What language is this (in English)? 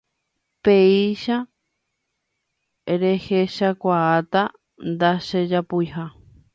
Guarani